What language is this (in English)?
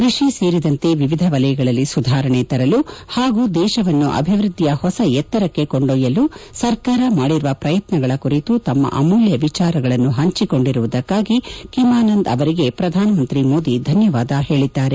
Kannada